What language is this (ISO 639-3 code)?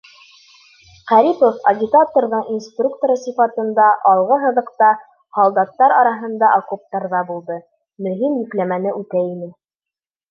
bak